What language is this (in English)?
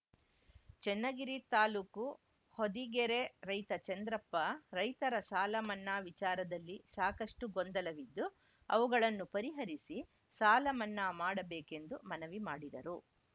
Kannada